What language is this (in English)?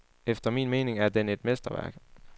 Danish